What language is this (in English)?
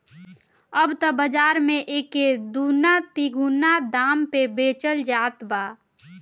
Bhojpuri